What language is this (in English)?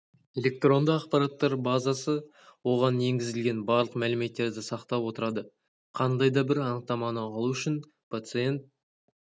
Kazakh